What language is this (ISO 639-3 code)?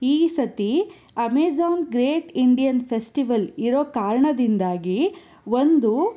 kan